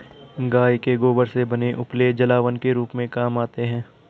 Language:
Hindi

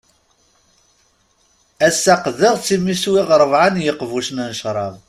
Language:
Kabyle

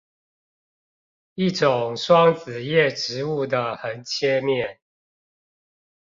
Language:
Chinese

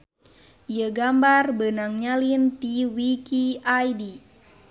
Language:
Sundanese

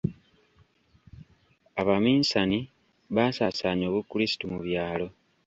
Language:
Ganda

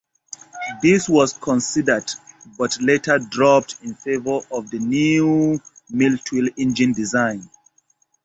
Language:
English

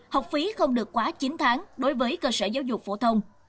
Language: Vietnamese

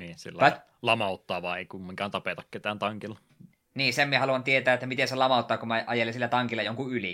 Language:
Finnish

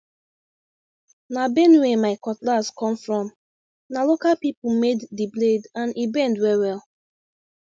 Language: Nigerian Pidgin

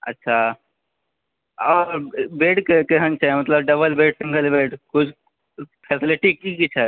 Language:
Maithili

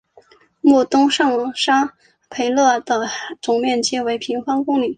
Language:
Chinese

